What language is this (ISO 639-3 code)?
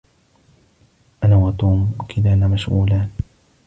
ara